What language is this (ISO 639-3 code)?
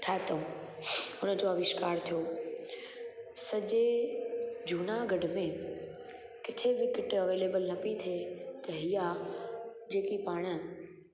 snd